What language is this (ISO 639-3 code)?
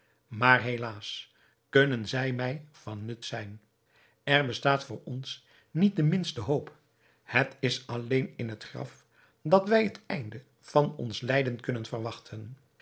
nld